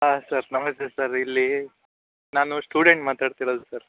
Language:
Kannada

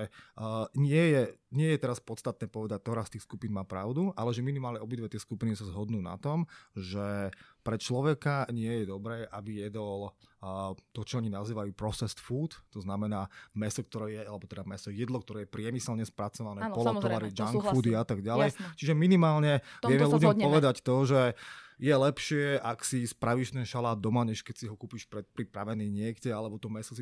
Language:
Slovak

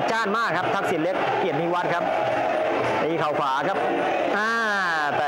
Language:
Thai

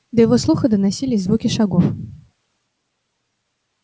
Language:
Russian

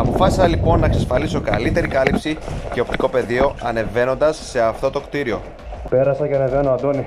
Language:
Greek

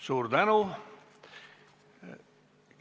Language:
Estonian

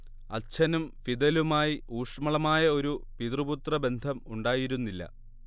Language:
Malayalam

